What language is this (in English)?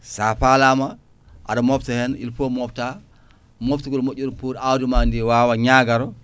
Fula